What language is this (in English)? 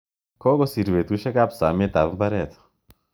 Kalenjin